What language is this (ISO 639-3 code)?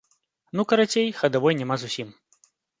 bel